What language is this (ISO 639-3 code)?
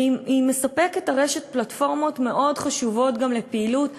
heb